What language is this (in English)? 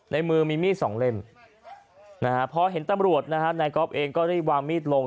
Thai